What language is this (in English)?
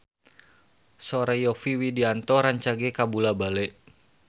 Sundanese